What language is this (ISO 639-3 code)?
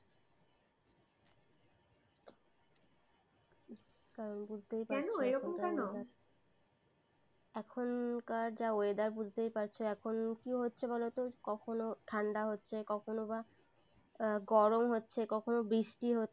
ben